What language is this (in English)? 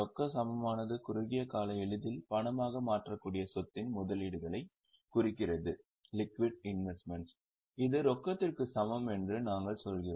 Tamil